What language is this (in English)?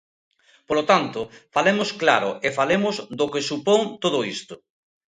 Galician